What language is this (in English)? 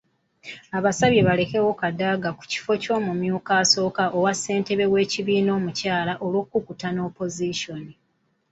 Ganda